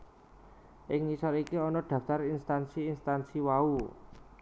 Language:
Javanese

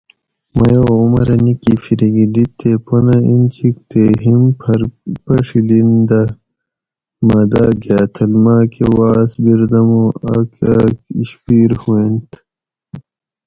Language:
Gawri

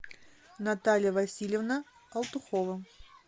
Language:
Russian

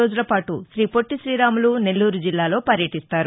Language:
Telugu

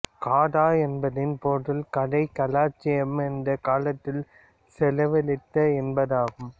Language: Tamil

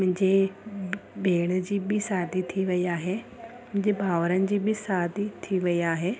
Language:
Sindhi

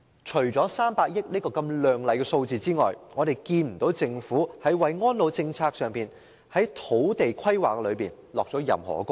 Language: Cantonese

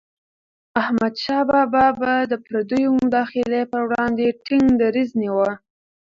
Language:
Pashto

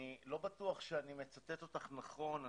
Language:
Hebrew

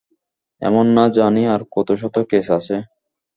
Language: Bangla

